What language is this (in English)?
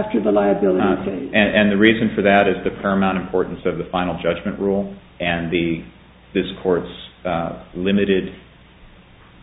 English